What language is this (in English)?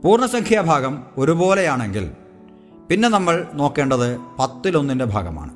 Malayalam